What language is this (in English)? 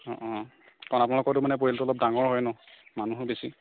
Assamese